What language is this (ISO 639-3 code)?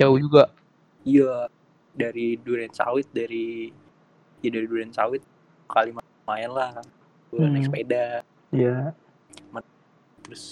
ind